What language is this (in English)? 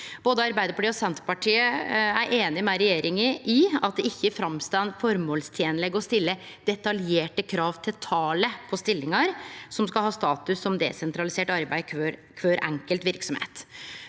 Norwegian